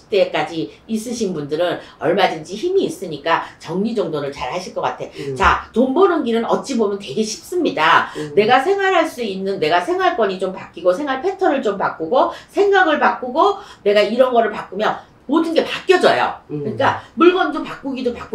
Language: Korean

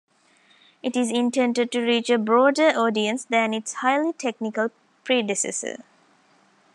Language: English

